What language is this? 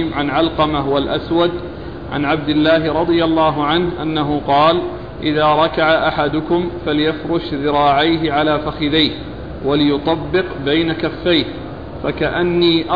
Arabic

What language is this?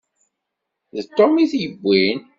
Kabyle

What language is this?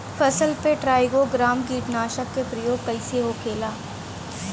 Bhojpuri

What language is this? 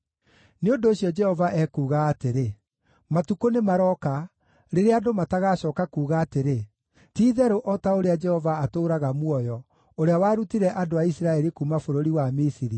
Kikuyu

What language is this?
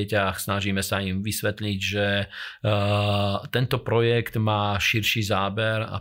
Slovak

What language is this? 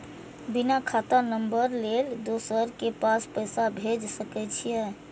Maithili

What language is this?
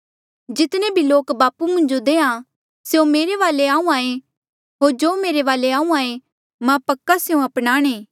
Mandeali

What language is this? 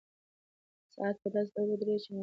Pashto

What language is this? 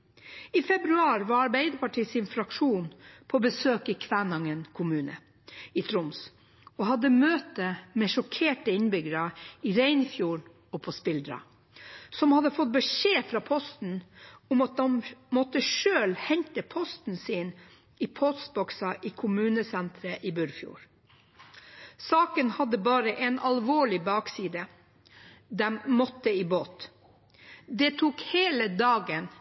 Norwegian Bokmål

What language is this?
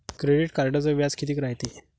Marathi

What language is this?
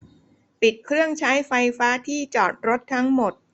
Thai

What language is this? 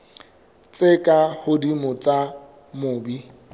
Southern Sotho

